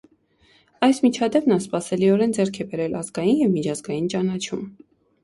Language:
Armenian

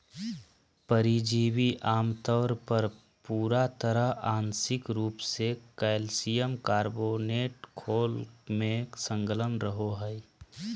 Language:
Magahi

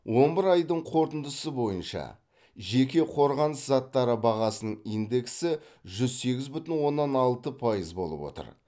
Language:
Kazakh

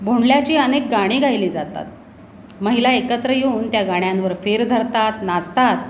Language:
Marathi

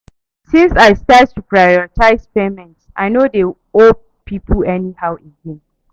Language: Nigerian Pidgin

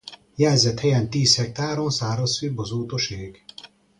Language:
Hungarian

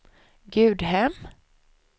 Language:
Swedish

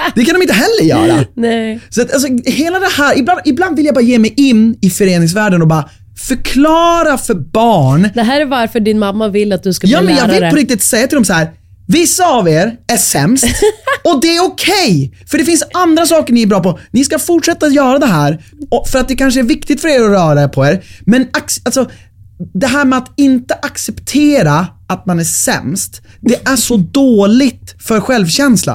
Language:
Swedish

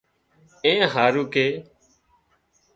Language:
Wadiyara Koli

